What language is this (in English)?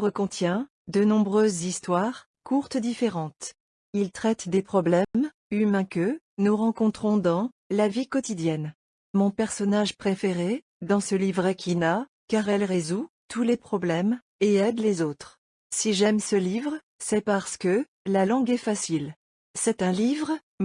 French